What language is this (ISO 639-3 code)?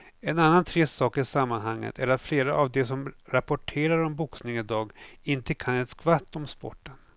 swe